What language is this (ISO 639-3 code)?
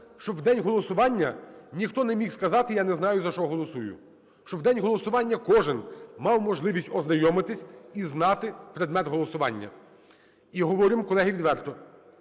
ukr